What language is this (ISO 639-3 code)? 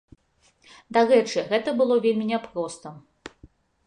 bel